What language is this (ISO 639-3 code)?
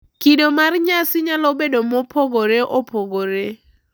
luo